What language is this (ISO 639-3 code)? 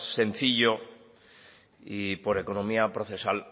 spa